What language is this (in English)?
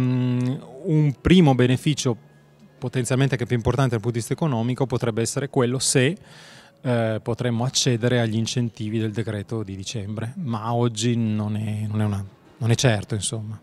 Italian